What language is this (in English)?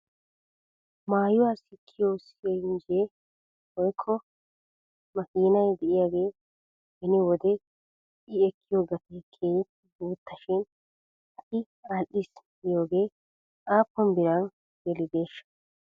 Wolaytta